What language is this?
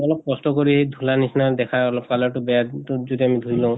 Assamese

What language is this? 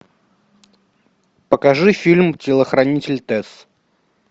Russian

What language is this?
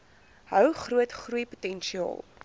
Afrikaans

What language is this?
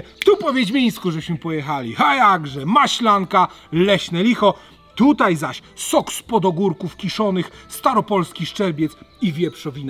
Polish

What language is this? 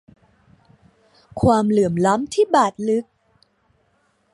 Thai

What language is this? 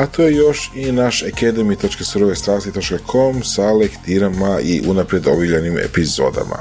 Croatian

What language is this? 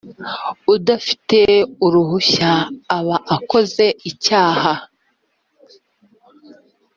Kinyarwanda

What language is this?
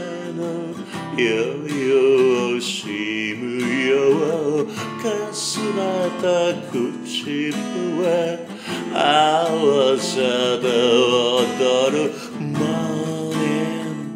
Romanian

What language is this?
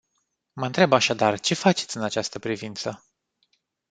Romanian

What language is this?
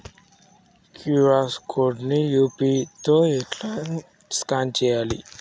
Telugu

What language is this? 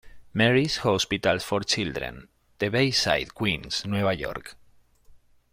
Spanish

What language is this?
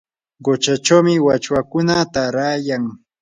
Yanahuanca Pasco Quechua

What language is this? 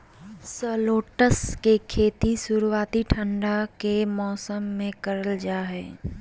Magahi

